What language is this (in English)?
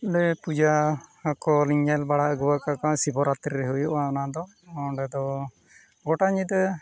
Santali